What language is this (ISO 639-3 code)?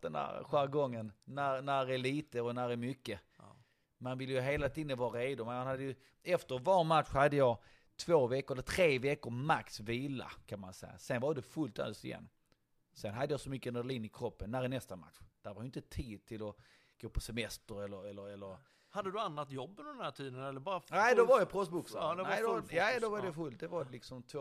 swe